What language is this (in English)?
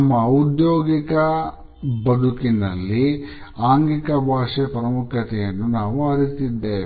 Kannada